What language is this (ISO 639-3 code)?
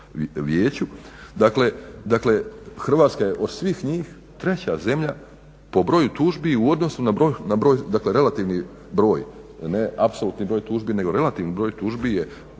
hrv